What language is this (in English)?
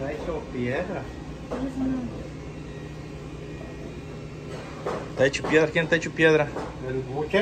Spanish